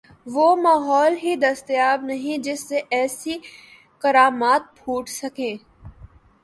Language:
Urdu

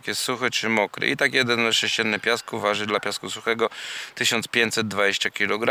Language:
Polish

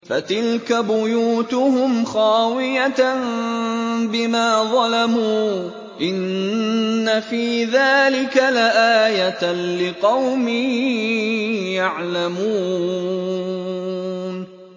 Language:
Arabic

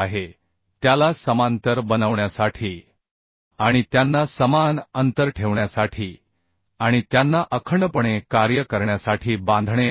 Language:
Marathi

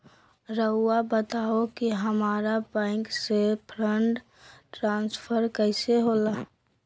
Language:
Magahi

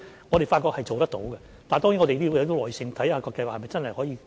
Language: Cantonese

